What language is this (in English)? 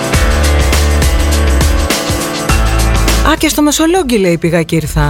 Greek